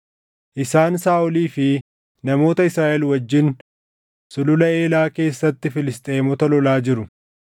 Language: Oromo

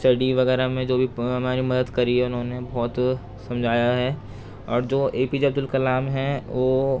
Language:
Urdu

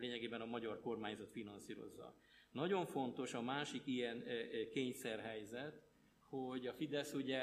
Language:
Hungarian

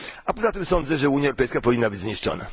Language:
Polish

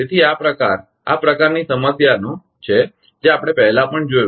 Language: Gujarati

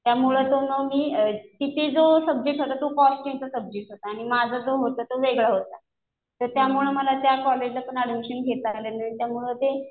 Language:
Marathi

